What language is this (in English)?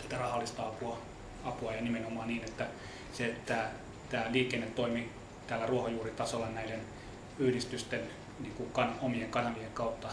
Finnish